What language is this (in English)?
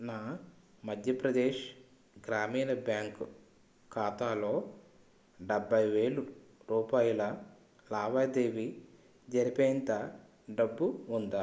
Telugu